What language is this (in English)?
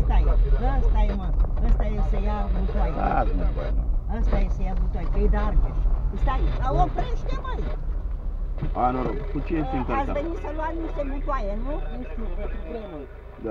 Romanian